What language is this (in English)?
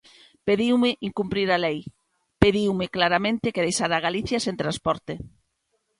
Galician